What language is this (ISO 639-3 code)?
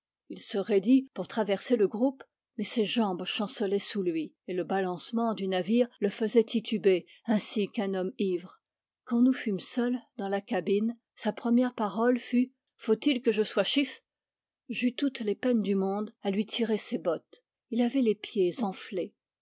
fra